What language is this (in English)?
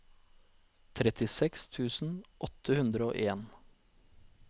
Norwegian